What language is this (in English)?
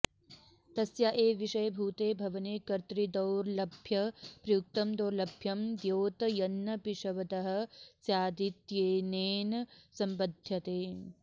Sanskrit